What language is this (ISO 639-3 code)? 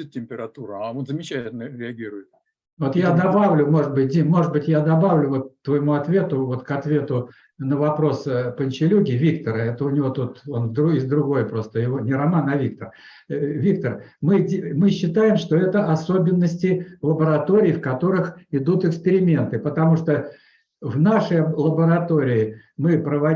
rus